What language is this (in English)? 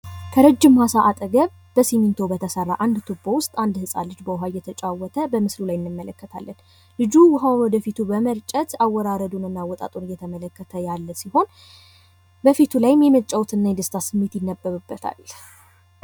Amharic